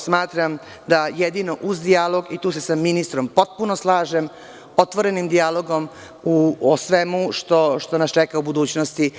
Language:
Serbian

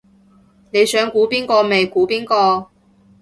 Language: Cantonese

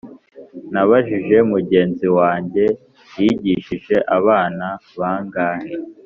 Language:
Kinyarwanda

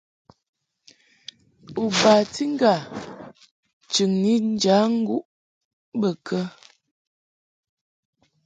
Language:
Mungaka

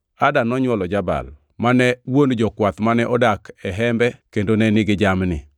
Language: Luo (Kenya and Tanzania)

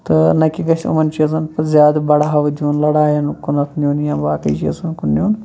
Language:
Kashmiri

